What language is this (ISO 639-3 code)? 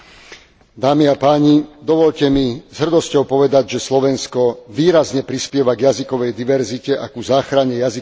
slk